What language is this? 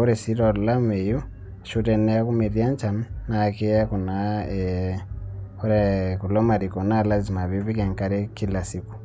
Masai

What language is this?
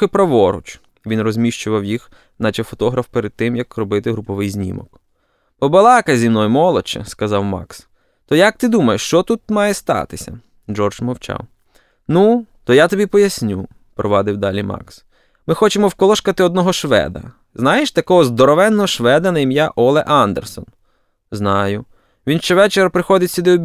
Ukrainian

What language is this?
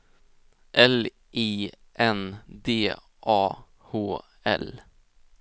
Swedish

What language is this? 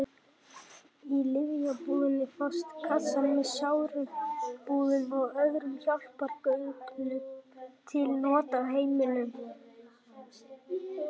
Icelandic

